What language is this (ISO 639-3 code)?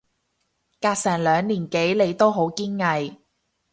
yue